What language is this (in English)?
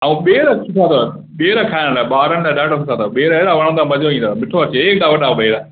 Sindhi